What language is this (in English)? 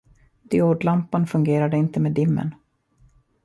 Swedish